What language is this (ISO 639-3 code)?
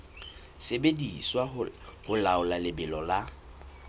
sot